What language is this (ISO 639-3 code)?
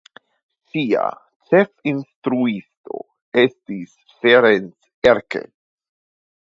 epo